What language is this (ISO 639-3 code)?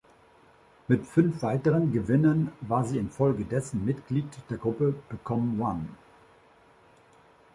deu